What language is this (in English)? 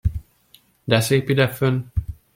Hungarian